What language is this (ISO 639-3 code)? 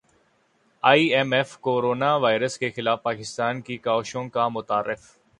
urd